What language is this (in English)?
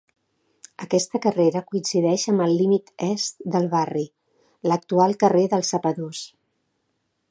Catalan